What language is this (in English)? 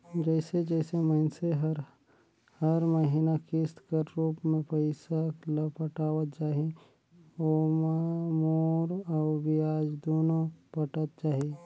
Chhattisgarhi